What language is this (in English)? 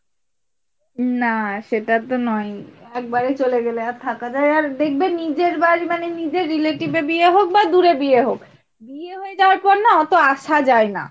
Bangla